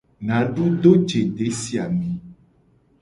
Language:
Gen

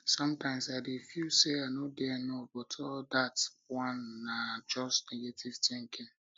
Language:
Nigerian Pidgin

